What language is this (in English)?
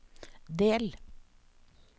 Norwegian